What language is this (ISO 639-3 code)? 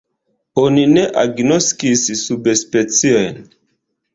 epo